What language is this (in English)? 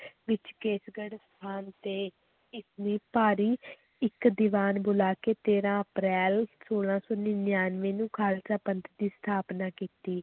Punjabi